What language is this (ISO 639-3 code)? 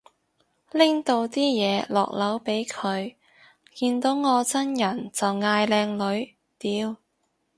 yue